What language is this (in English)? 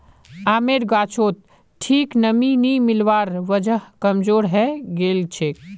Magahi